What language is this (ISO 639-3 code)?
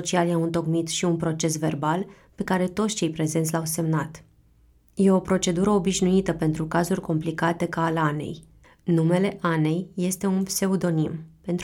ron